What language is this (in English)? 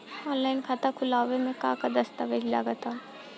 Bhojpuri